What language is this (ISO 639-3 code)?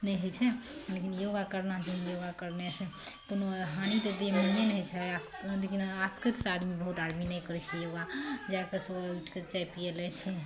mai